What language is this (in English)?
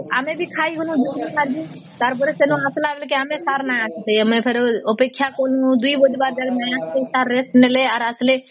Odia